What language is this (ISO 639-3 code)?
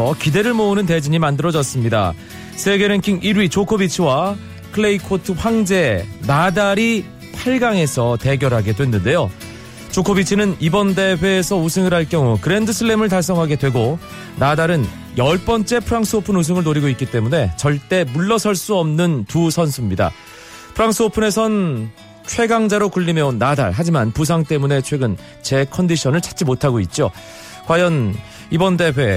kor